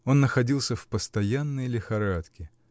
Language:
Russian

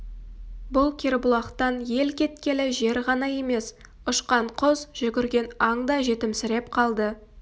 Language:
Kazakh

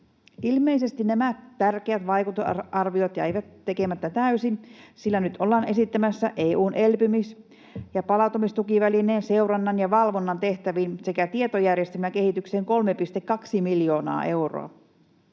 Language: Finnish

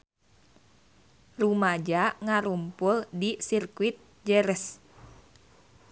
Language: Sundanese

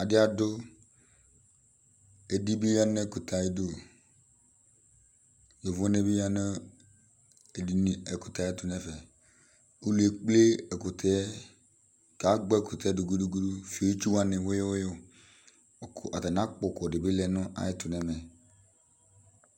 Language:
Ikposo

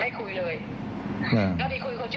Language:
Thai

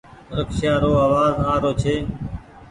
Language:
Goaria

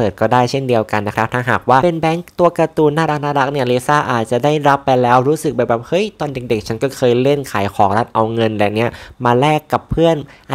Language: Thai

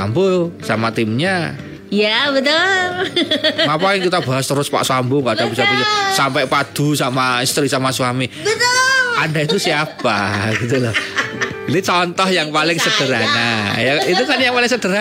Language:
Indonesian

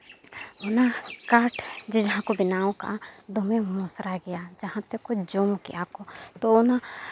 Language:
Santali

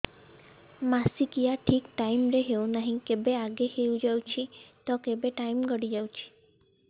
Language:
Odia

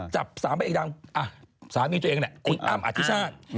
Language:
Thai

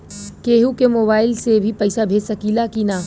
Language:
Bhojpuri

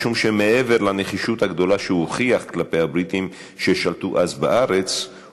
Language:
Hebrew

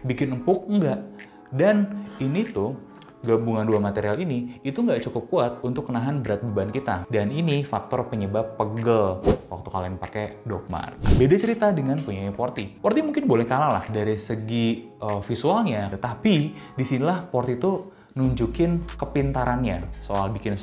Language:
Indonesian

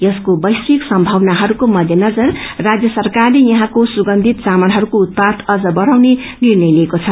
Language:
Nepali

